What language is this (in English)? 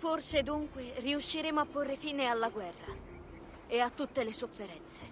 Italian